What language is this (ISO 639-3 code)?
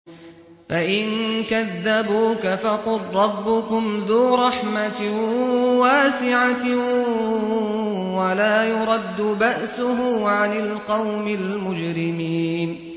ara